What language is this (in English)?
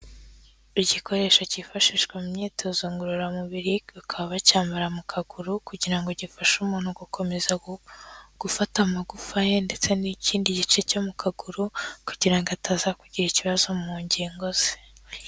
Kinyarwanda